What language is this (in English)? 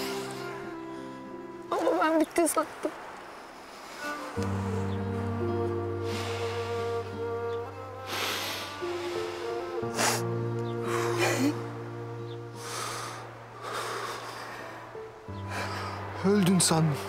Turkish